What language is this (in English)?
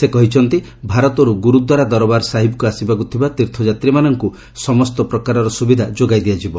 Odia